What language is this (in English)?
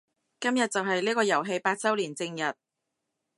Cantonese